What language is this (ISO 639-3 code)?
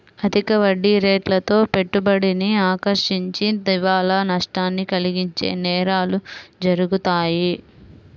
tel